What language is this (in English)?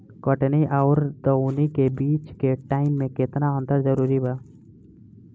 Bhojpuri